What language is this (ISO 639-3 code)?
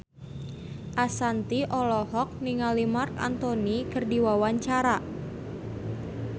sun